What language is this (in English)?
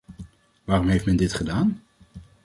Dutch